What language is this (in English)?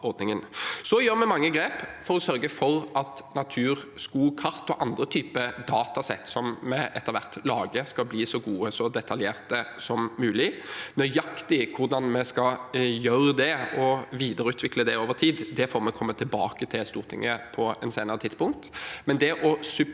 Norwegian